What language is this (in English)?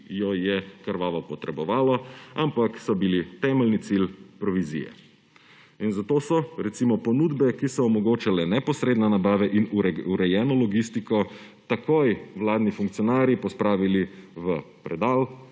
Slovenian